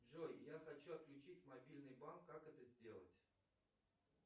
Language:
Russian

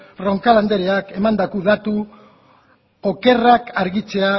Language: Basque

